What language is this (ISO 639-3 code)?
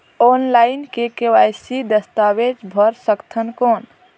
hne